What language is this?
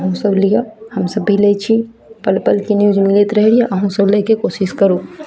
Maithili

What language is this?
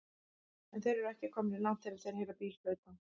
Icelandic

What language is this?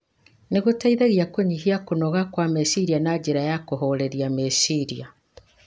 Kikuyu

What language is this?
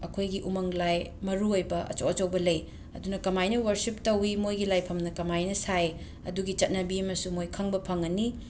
Manipuri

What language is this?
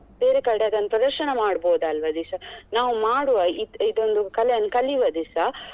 Kannada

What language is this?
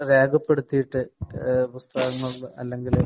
Malayalam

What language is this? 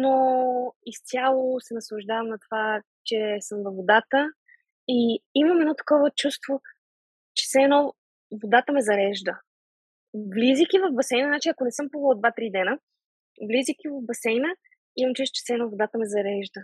Bulgarian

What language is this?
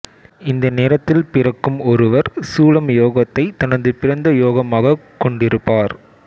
Tamil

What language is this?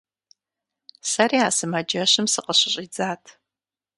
Kabardian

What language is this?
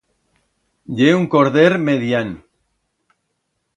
Aragonese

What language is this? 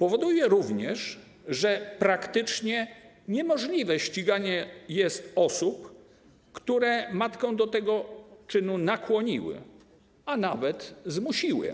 Polish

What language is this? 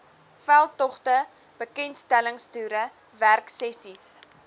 Afrikaans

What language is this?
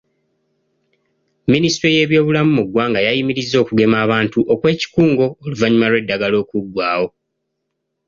Ganda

